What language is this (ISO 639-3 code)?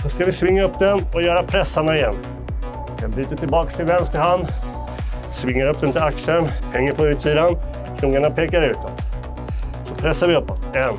swe